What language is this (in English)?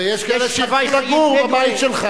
Hebrew